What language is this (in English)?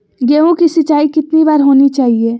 Magahi